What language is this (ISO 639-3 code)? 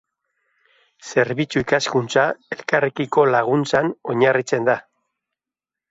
eus